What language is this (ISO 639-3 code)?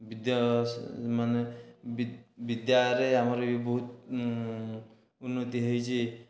ori